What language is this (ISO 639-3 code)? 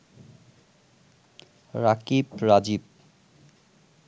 ben